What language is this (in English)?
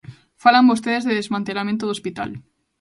Galician